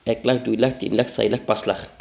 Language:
Assamese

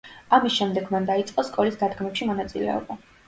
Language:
Georgian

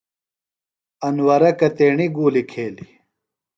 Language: Phalura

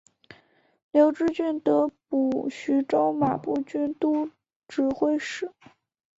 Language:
Chinese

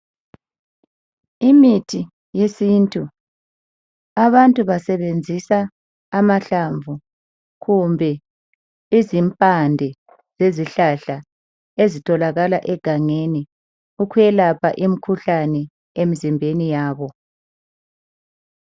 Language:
North Ndebele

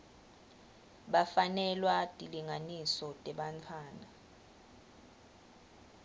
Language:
Swati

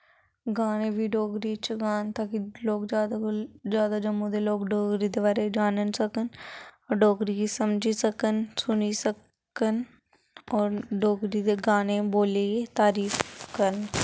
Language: Dogri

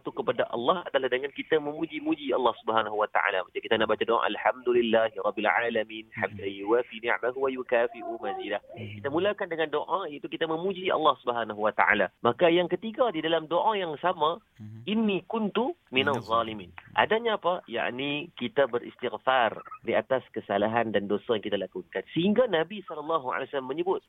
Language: Malay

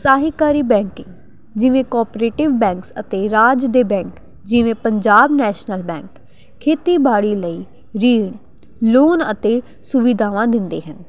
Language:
Punjabi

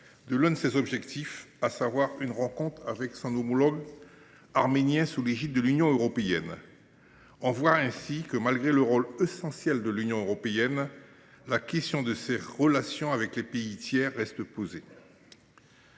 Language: French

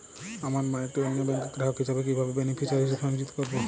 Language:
Bangla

